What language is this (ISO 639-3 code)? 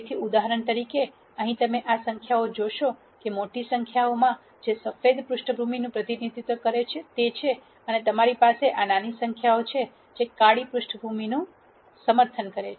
guj